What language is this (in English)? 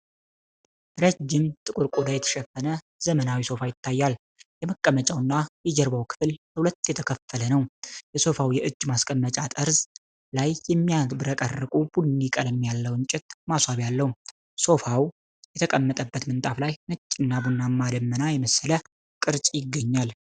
Amharic